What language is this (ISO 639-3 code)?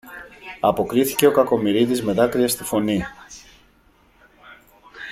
ell